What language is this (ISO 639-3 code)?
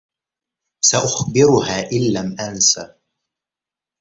ara